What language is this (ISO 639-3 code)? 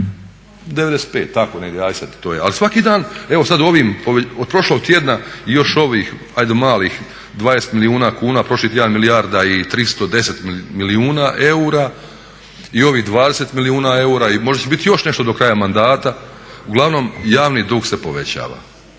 hrv